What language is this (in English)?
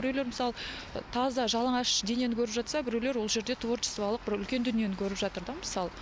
Kazakh